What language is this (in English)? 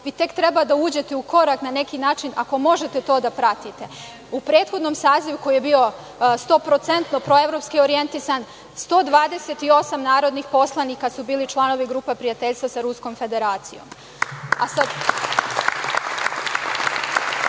Serbian